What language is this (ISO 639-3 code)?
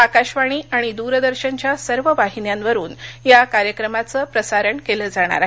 mar